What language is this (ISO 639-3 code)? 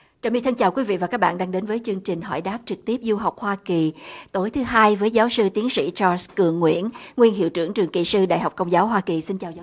vie